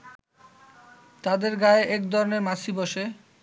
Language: Bangla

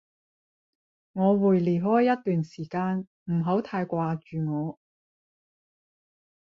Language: Cantonese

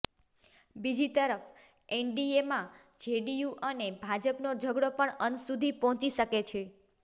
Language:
Gujarati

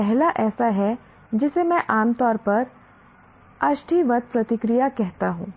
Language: Hindi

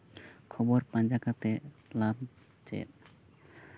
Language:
Santali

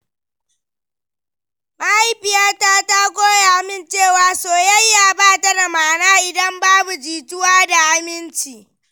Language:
Hausa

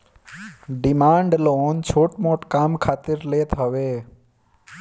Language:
Bhojpuri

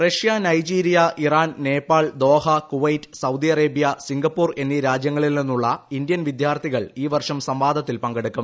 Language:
Malayalam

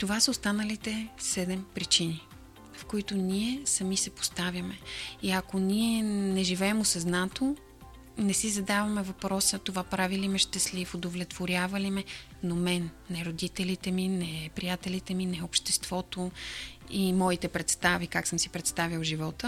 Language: Bulgarian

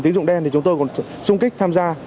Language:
Vietnamese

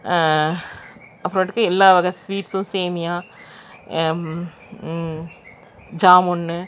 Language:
Tamil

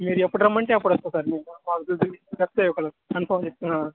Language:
Telugu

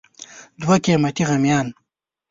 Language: Pashto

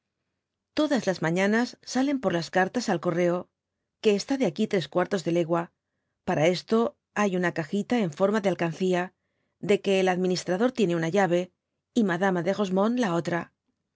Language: Spanish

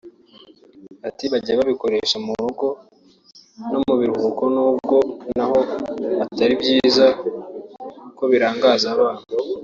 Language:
Kinyarwanda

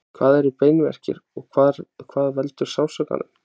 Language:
Icelandic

